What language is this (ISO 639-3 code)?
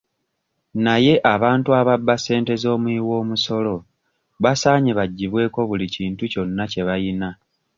lug